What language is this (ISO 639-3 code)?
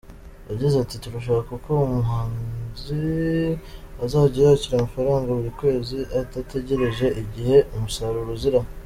kin